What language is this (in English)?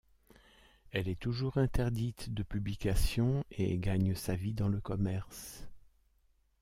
French